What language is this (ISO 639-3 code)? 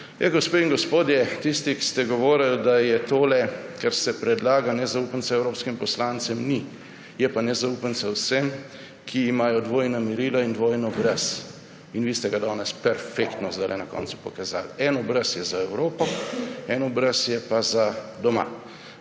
slv